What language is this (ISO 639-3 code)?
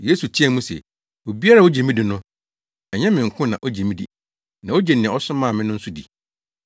aka